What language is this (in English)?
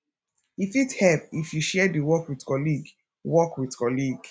Nigerian Pidgin